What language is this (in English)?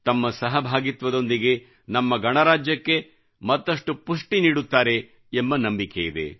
Kannada